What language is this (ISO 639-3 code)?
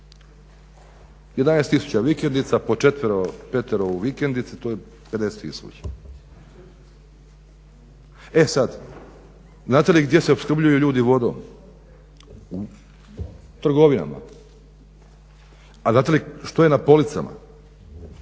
hrv